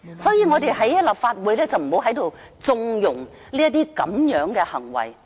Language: Cantonese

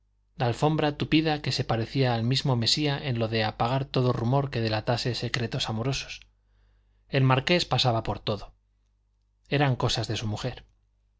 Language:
Spanish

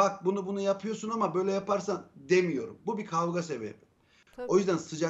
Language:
Turkish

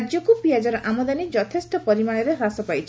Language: Odia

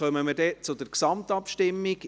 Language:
Swiss German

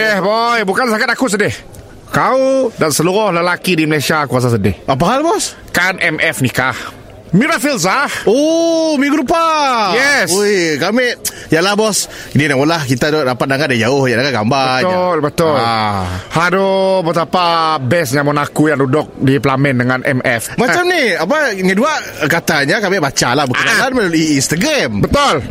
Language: Malay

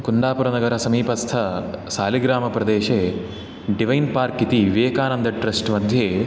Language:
Sanskrit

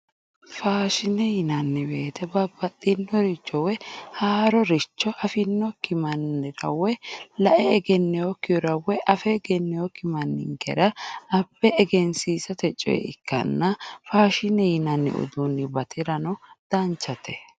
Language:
Sidamo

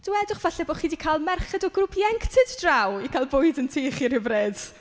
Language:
Welsh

